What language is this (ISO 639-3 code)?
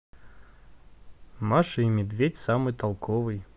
rus